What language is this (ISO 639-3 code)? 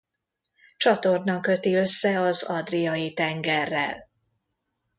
hun